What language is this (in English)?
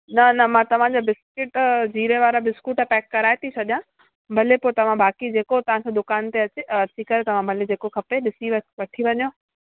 Sindhi